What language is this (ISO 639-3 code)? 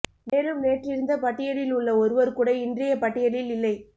tam